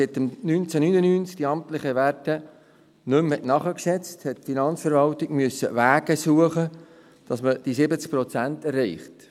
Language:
Swiss German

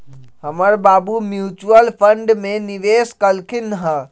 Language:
Magahi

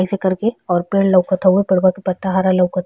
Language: Bhojpuri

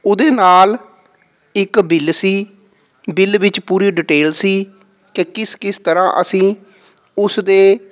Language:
Punjabi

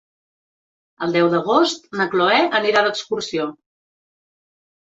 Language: Catalan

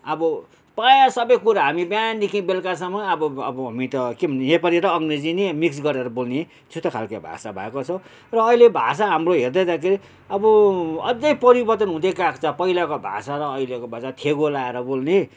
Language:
Nepali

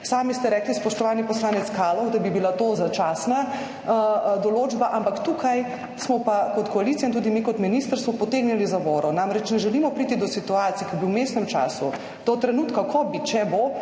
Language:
Slovenian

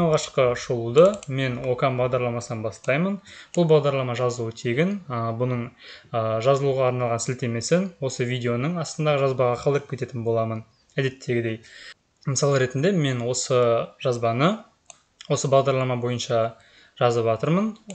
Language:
Turkish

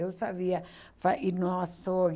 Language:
Portuguese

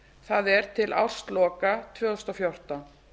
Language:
Icelandic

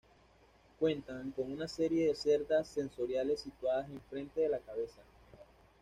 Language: Spanish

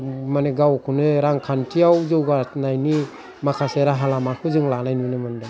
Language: Bodo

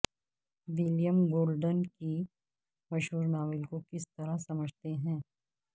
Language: Urdu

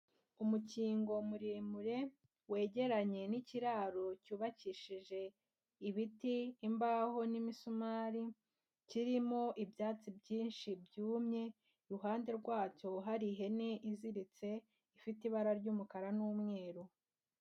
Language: Kinyarwanda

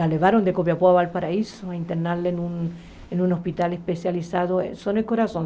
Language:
Portuguese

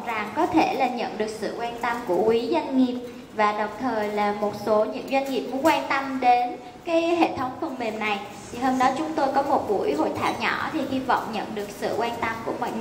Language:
Vietnamese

